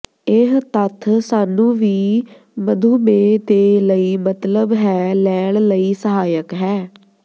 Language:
Punjabi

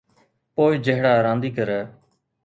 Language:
Sindhi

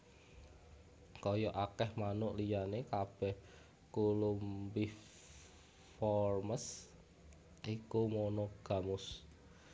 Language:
Javanese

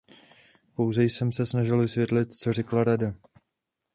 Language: Czech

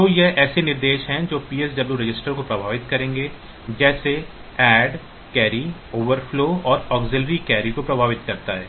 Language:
Hindi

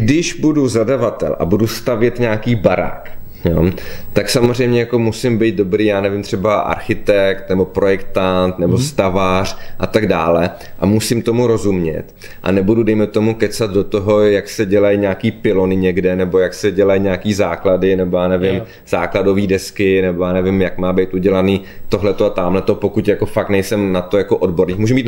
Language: Czech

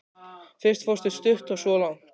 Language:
Icelandic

